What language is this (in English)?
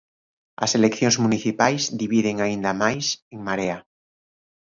Galician